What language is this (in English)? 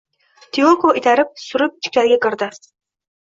Uzbek